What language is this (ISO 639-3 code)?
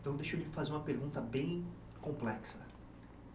por